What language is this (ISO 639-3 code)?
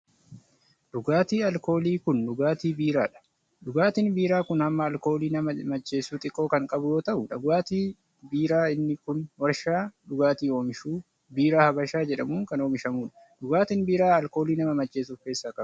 orm